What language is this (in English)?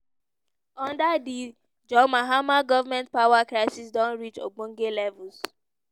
Nigerian Pidgin